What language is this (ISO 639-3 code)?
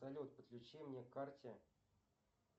rus